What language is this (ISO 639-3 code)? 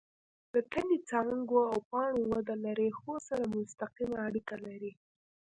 pus